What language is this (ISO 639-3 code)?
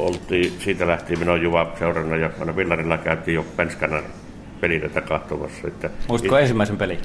fin